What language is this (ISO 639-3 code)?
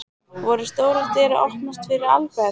isl